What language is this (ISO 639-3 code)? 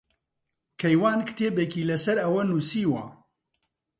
ckb